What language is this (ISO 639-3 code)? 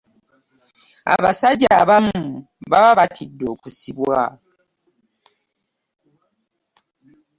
lug